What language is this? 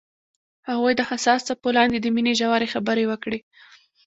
Pashto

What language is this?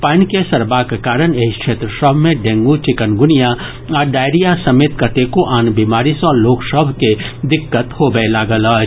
Maithili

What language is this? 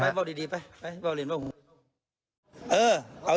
Thai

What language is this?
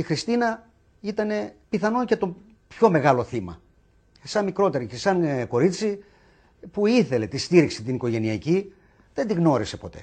Greek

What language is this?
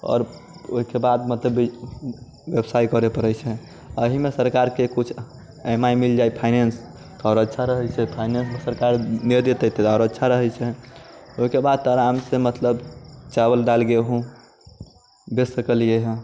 Maithili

